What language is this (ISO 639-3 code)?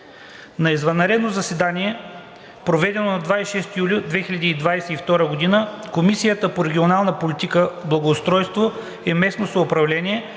bul